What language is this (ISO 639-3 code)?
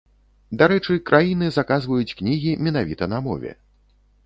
bel